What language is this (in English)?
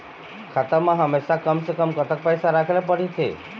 Chhattisgarhi